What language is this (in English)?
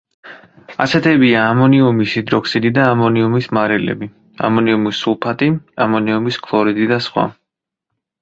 Georgian